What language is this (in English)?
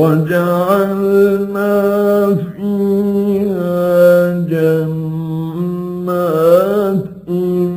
Arabic